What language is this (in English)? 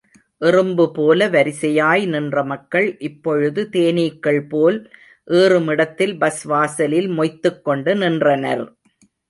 Tamil